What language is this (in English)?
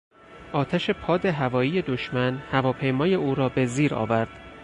Persian